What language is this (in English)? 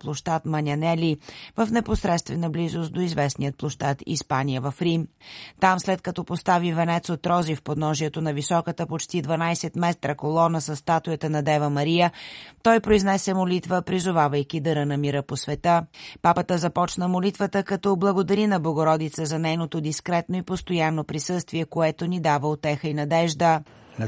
Bulgarian